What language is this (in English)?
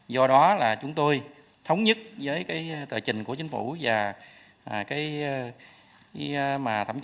Vietnamese